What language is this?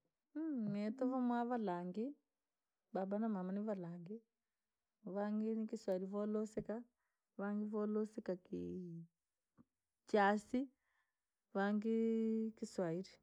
Langi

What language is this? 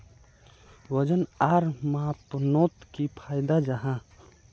Magahi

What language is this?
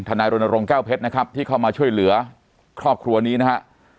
Thai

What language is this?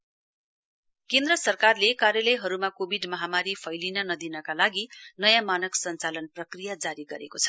Nepali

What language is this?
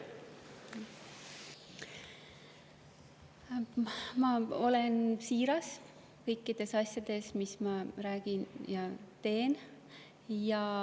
Estonian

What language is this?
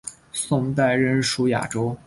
Chinese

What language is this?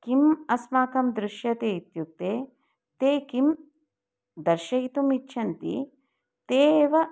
Sanskrit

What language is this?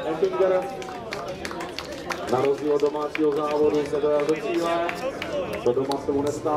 Czech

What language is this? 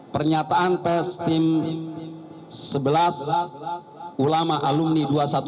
Indonesian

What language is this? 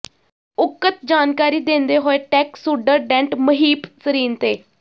Punjabi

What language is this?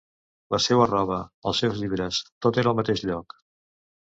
Catalan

